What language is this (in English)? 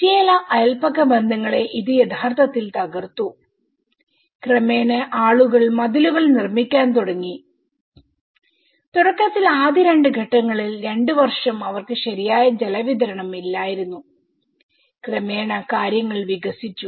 Malayalam